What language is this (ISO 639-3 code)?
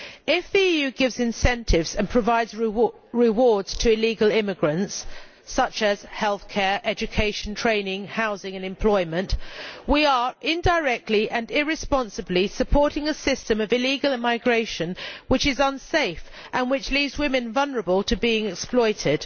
eng